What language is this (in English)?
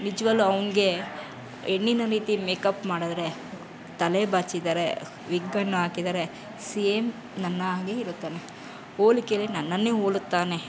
Kannada